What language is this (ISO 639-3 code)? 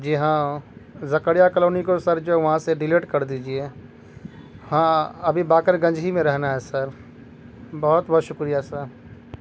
urd